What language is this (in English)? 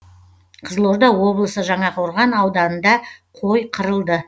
Kazakh